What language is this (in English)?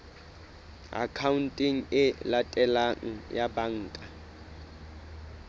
Southern Sotho